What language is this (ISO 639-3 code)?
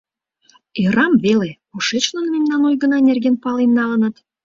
chm